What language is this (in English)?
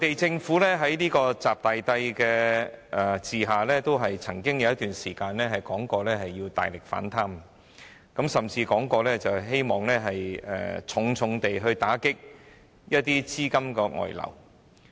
Cantonese